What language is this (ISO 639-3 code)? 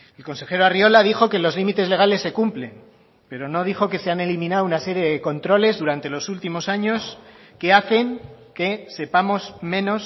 spa